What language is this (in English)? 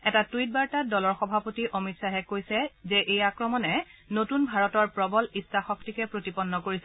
Assamese